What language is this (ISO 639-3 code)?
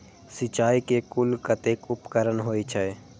mai